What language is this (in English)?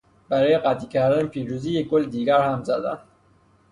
Persian